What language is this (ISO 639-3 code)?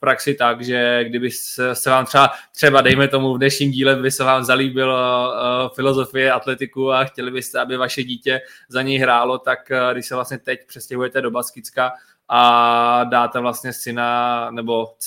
ces